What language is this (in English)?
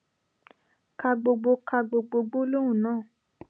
Yoruba